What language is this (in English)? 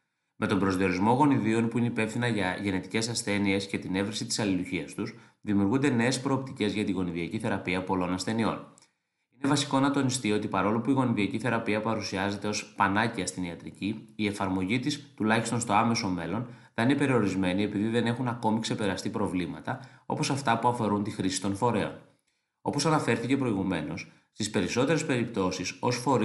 Greek